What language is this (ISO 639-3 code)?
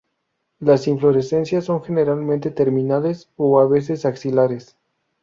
spa